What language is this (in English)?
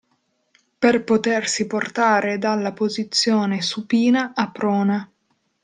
Italian